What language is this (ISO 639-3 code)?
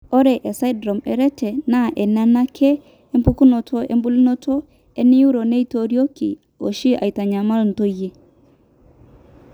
mas